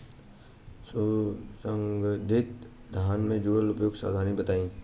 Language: Bhojpuri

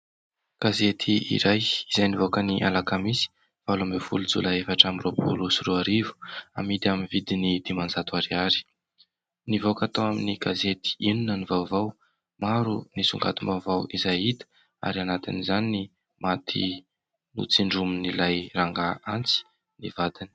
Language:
Malagasy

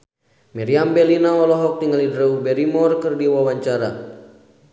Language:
Sundanese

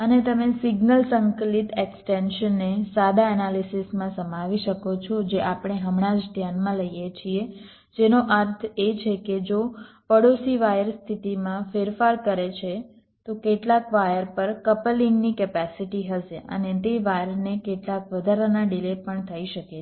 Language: Gujarati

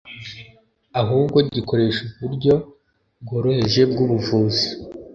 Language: Kinyarwanda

